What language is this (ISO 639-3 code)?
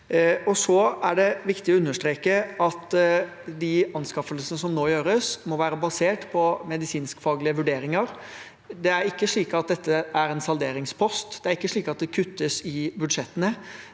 nor